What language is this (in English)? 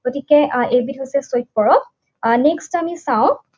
Assamese